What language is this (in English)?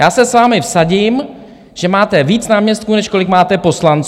Czech